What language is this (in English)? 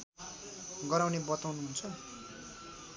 Nepali